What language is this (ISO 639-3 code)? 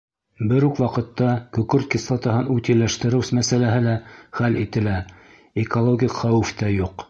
bak